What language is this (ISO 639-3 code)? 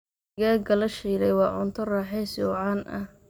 som